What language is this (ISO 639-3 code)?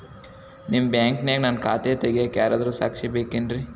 kan